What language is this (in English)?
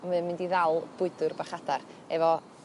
Welsh